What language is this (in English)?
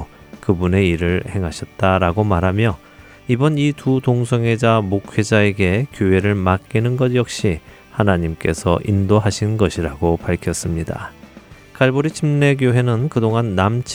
Korean